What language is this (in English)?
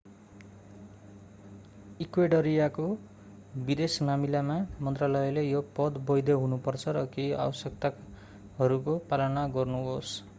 Nepali